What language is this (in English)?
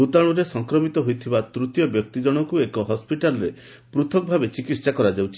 Odia